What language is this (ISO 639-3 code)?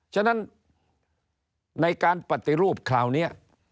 tha